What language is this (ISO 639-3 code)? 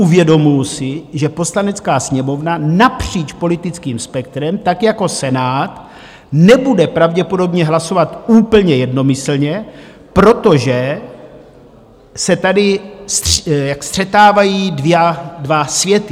ces